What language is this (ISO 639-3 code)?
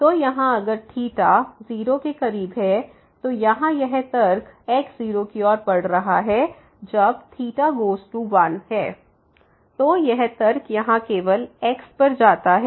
hin